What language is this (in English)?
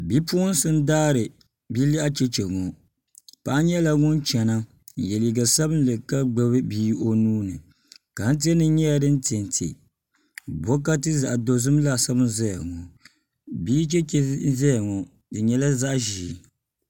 Dagbani